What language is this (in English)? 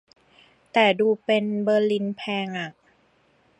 Thai